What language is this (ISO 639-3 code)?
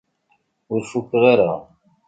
kab